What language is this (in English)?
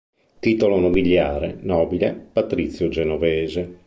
Italian